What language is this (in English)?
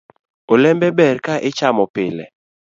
Luo (Kenya and Tanzania)